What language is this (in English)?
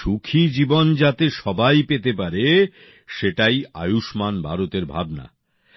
Bangla